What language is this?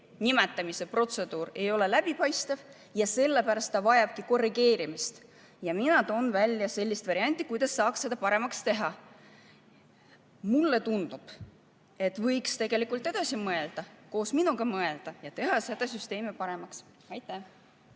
Estonian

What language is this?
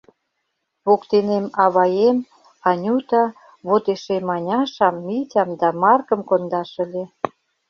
Mari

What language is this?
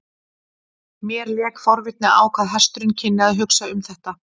Icelandic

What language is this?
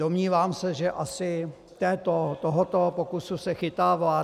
Czech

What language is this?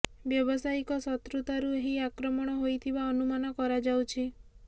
Odia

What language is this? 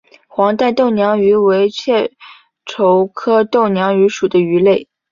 Chinese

